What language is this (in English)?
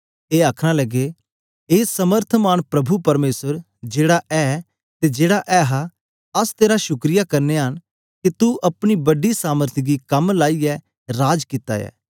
Dogri